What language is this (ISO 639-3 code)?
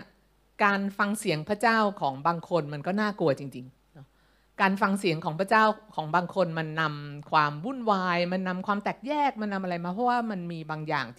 tha